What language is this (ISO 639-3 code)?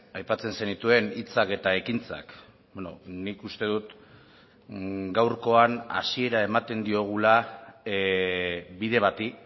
eus